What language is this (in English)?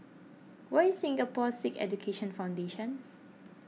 English